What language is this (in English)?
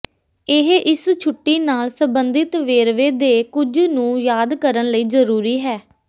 Punjabi